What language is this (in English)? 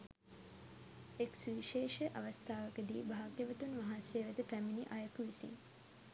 Sinhala